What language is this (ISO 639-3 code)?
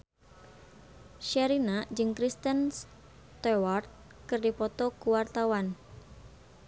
sun